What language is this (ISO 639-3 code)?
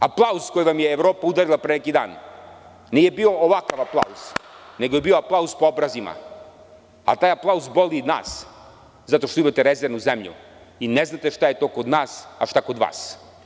srp